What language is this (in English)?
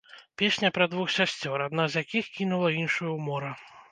Belarusian